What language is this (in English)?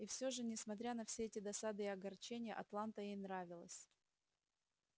Russian